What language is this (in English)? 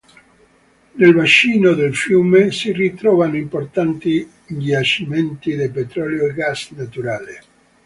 Italian